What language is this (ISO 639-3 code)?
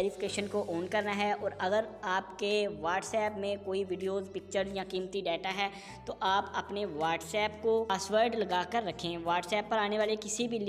hin